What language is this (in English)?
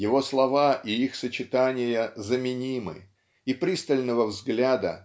Russian